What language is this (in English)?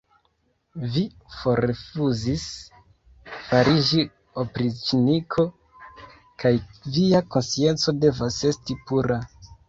Esperanto